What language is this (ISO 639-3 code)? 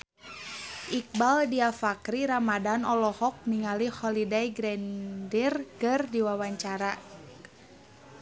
sun